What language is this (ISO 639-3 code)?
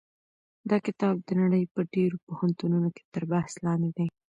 pus